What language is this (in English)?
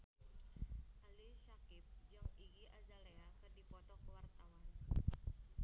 Sundanese